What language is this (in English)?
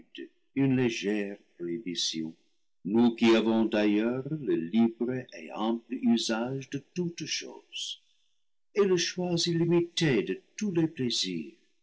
French